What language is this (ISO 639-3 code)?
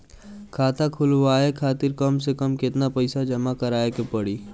bho